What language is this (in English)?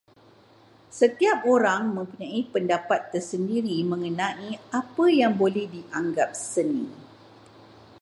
Malay